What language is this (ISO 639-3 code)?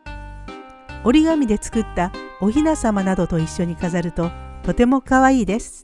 jpn